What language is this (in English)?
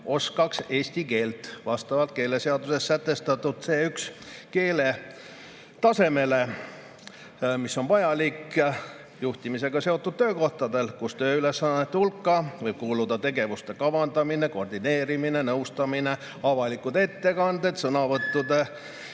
Estonian